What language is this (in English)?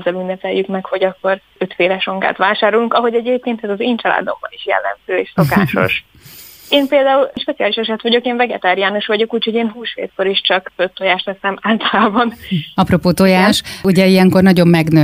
Hungarian